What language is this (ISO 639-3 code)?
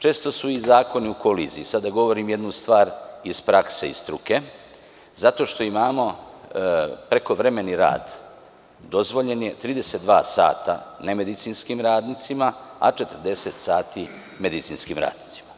srp